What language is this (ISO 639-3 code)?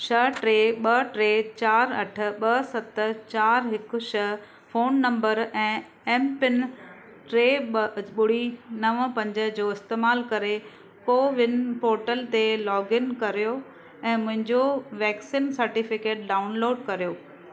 snd